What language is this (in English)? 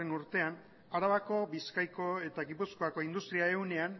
Basque